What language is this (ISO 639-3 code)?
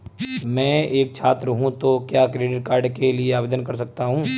hin